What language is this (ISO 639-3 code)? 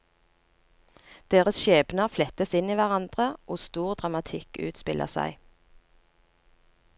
nor